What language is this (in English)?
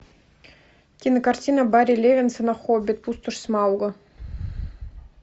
Russian